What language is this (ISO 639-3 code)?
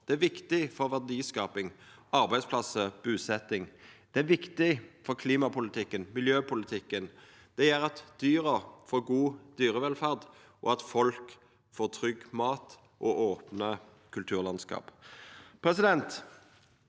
nor